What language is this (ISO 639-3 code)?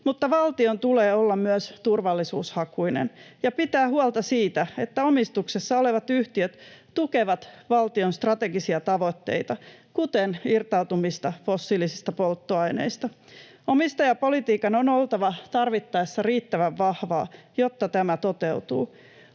fin